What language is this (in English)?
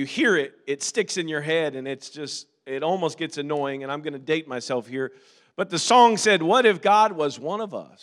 English